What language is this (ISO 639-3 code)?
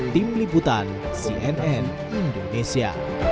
ind